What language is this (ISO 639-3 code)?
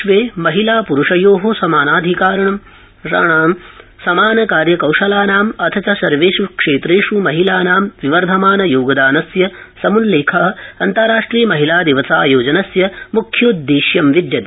san